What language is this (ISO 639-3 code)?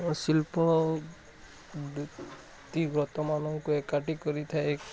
ori